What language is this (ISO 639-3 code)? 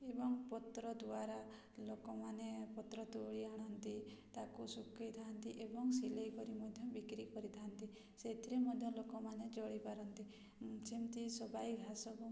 ori